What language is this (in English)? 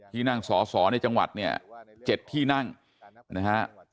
Thai